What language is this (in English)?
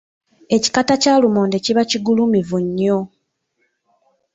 Ganda